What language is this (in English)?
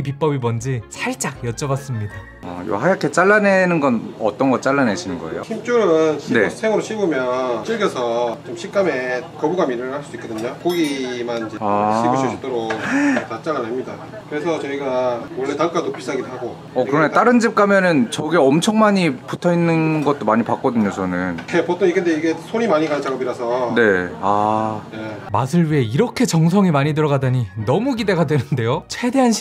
Korean